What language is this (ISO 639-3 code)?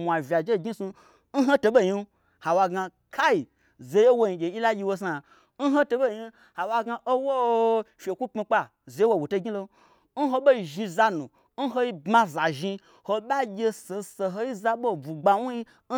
gbr